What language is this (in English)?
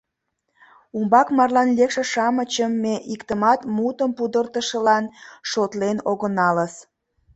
Mari